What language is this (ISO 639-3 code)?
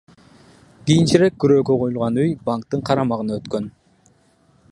kir